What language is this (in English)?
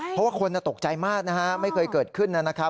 Thai